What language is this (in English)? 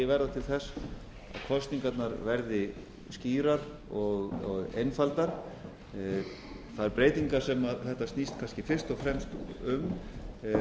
Icelandic